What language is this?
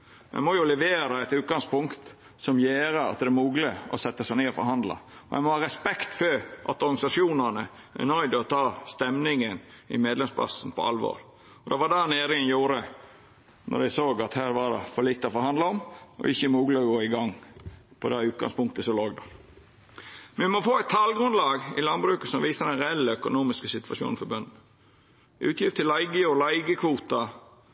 Norwegian Nynorsk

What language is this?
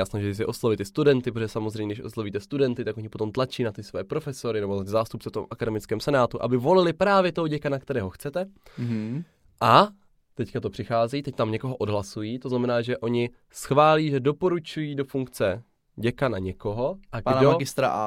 Czech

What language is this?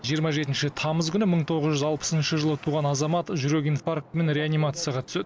Kazakh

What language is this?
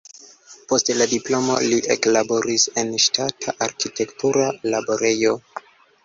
Esperanto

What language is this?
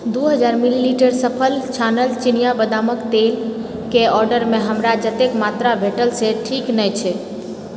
Maithili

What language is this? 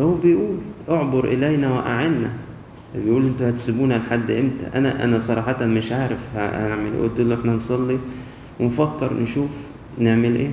Arabic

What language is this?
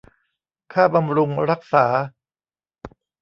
Thai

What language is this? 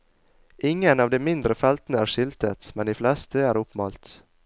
Norwegian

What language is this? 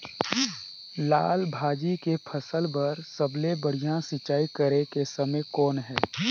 Chhattisgarhi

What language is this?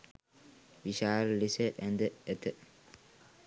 Sinhala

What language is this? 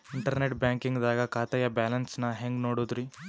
Kannada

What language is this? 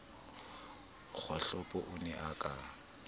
Southern Sotho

